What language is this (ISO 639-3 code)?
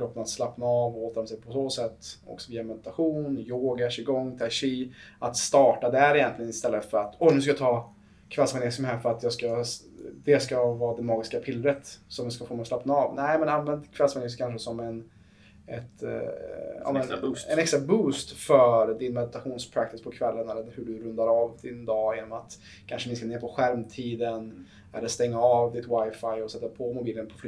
swe